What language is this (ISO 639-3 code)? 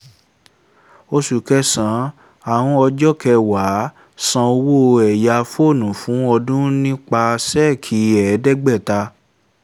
yor